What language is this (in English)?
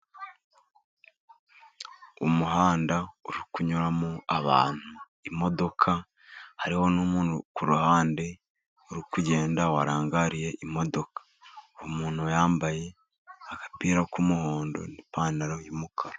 Kinyarwanda